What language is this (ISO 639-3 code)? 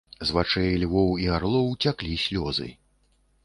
bel